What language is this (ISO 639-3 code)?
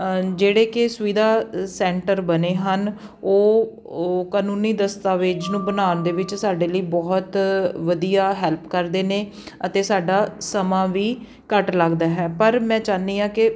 pan